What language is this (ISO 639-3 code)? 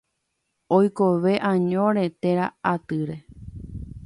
grn